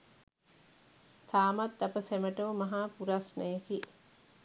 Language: Sinhala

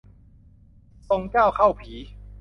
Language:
Thai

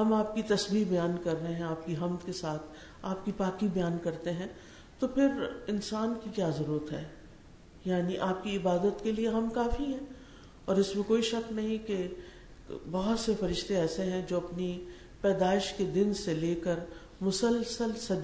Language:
Urdu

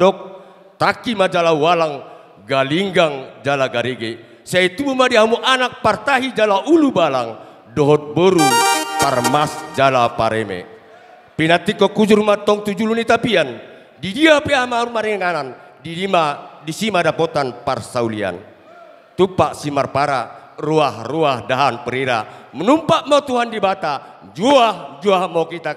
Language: Indonesian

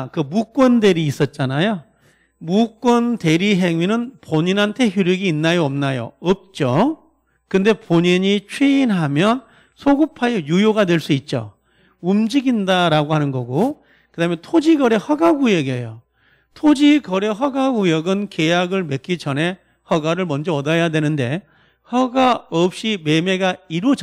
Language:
Korean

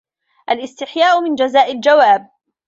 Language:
Arabic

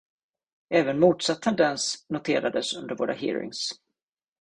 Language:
Swedish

